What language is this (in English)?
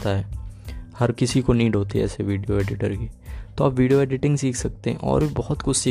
Hindi